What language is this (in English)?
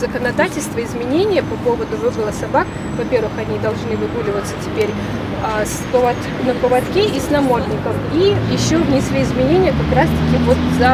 Russian